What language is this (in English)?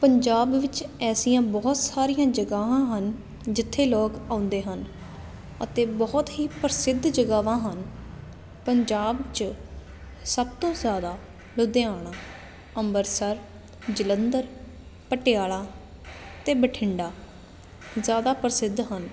Punjabi